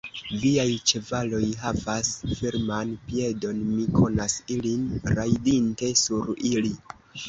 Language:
Esperanto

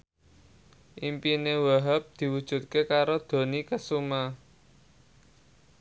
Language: Javanese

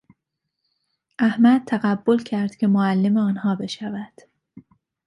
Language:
Persian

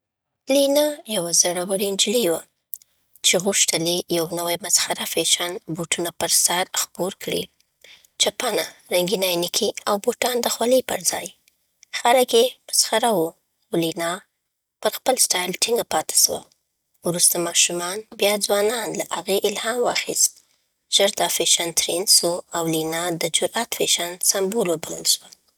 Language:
Southern Pashto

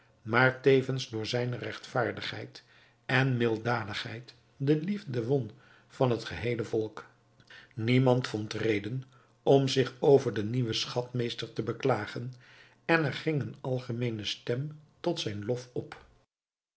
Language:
Dutch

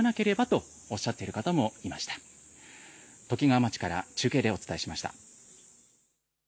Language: Japanese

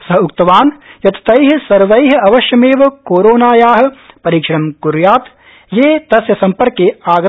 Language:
Sanskrit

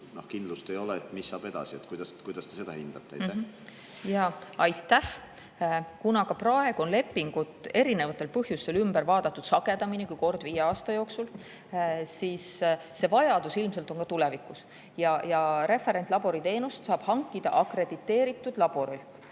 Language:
Estonian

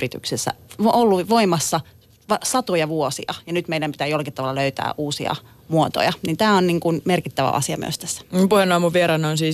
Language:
Finnish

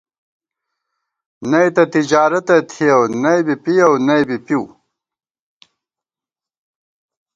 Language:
Gawar-Bati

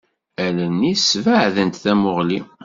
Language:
Kabyle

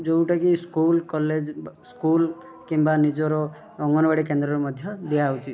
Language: Odia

